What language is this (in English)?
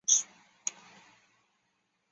Chinese